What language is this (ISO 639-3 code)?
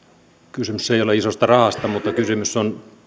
fin